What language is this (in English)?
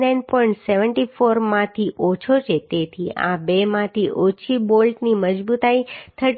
Gujarati